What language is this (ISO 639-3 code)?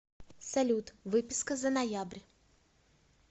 rus